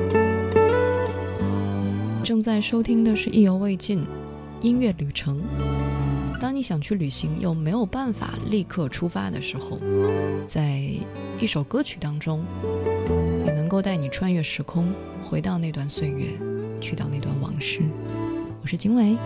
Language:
Chinese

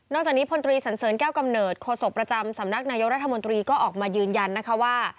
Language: Thai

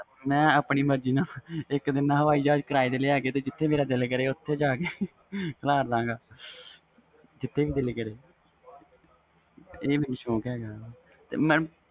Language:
Punjabi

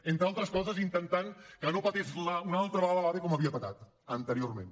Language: Catalan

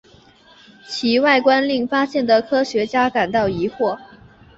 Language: Chinese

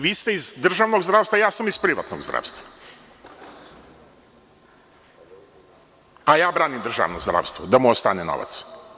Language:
Serbian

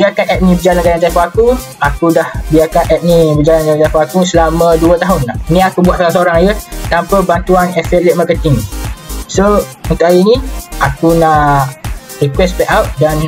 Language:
Malay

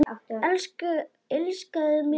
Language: Icelandic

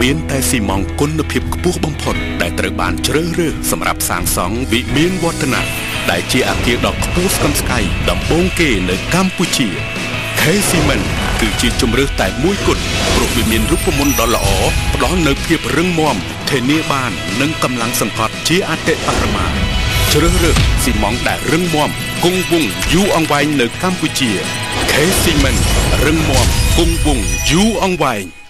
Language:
Thai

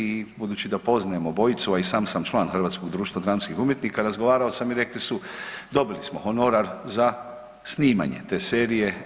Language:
Croatian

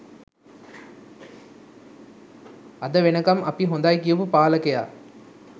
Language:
Sinhala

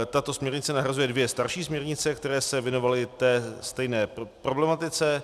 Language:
Czech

